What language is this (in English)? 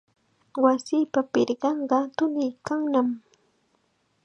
Chiquián Ancash Quechua